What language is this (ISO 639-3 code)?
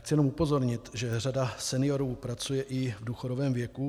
ces